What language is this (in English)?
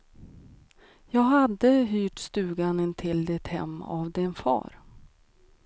Swedish